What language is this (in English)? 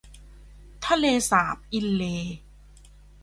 Thai